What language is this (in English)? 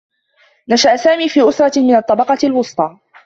Arabic